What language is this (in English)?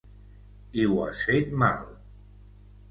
Catalan